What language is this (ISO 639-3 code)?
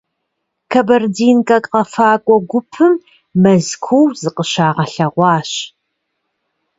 kbd